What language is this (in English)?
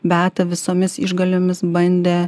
Lithuanian